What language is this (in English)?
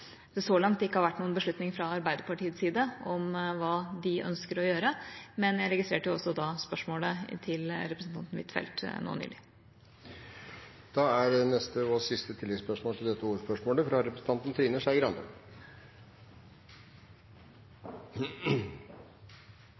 Norwegian